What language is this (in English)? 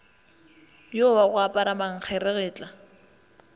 Northern Sotho